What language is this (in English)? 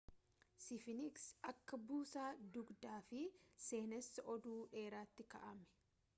Oromo